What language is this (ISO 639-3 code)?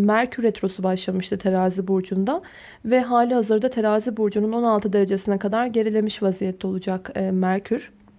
tur